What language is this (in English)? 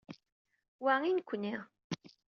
Kabyle